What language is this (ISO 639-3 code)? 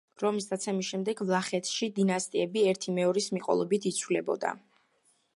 kat